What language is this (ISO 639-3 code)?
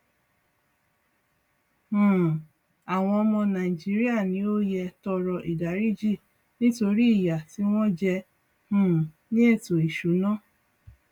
yor